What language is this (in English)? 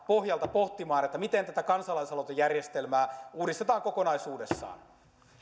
Finnish